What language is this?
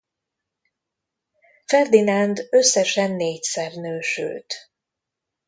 Hungarian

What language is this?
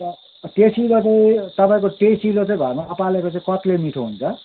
Nepali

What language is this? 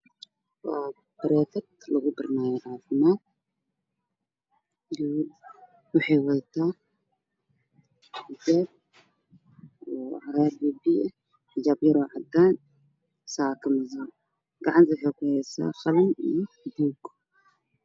Somali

